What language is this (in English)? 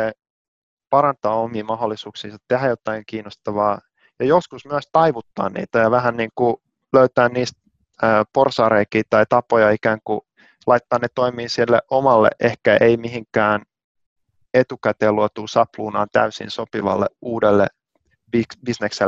Finnish